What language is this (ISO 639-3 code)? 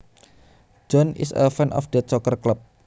jav